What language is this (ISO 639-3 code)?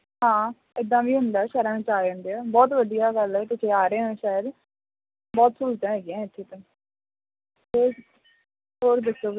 pan